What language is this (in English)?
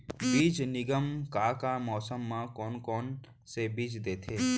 Chhattisgarhi